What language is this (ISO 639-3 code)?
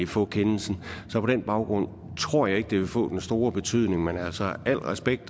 dan